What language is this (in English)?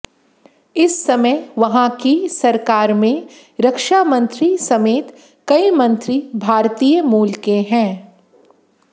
Hindi